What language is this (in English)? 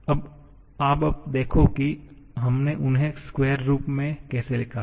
Hindi